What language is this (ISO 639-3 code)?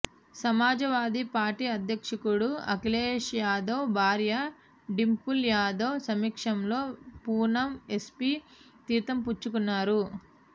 tel